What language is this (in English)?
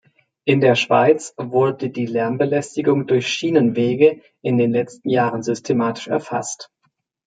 German